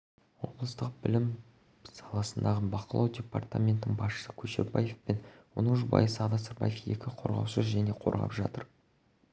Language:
Kazakh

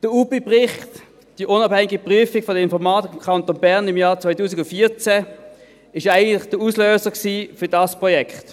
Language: Swiss German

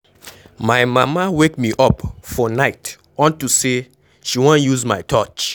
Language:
Nigerian Pidgin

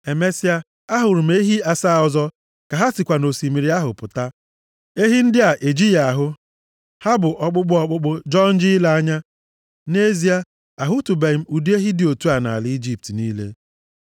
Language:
Igbo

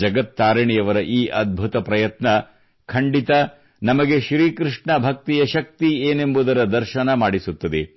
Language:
Kannada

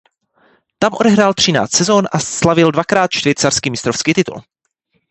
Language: Czech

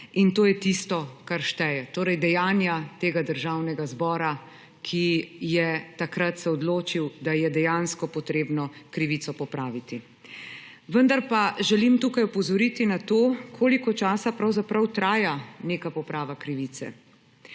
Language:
Slovenian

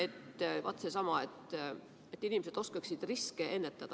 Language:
Estonian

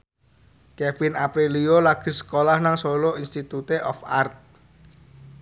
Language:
Javanese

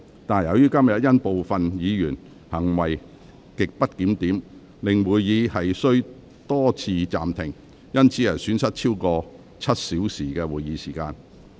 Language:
Cantonese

